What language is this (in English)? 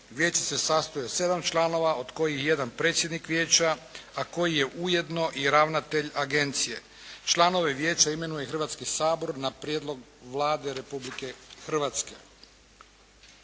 Croatian